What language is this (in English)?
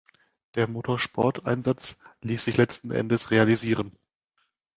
German